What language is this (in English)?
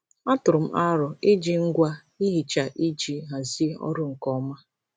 Igbo